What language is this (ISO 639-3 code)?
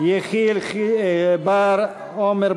heb